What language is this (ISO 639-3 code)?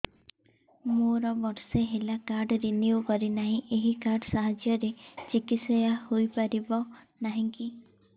ori